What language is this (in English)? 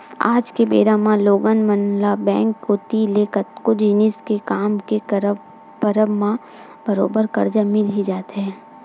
Chhattisgarhi